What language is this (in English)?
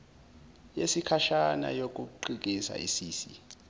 Zulu